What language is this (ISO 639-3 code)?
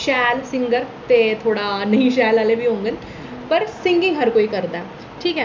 doi